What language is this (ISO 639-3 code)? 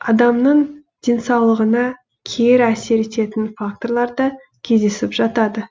kaz